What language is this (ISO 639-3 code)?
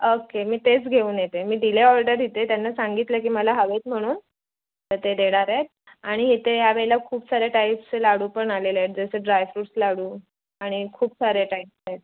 mar